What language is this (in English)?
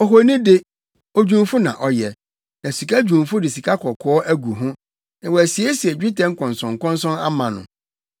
Akan